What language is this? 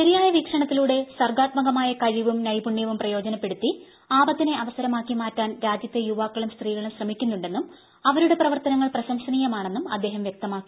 Malayalam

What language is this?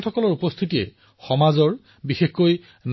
Assamese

